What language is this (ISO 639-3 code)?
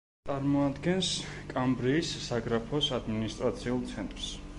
kat